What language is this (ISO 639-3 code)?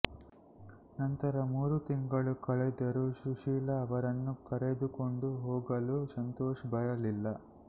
kan